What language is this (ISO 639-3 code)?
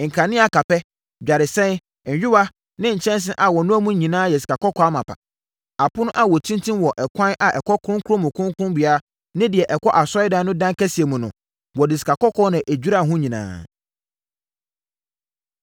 aka